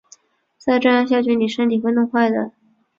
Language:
Chinese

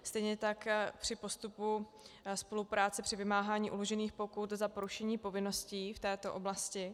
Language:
Czech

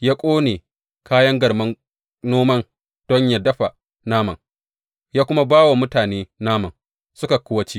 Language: Hausa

